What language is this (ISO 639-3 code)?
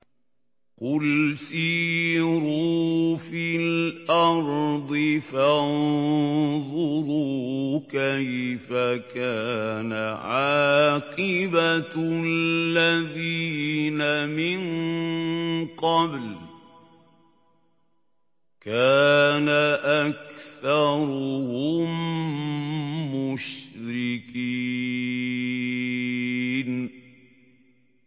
ara